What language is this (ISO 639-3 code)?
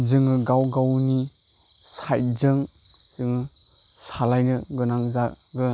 brx